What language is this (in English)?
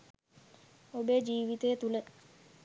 Sinhala